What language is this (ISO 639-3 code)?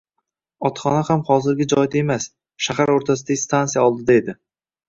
uzb